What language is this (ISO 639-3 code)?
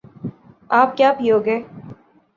urd